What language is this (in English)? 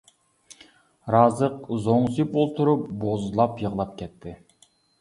Uyghur